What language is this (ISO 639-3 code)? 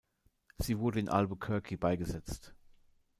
deu